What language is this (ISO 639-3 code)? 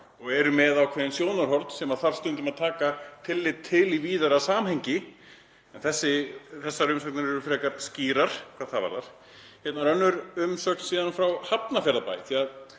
isl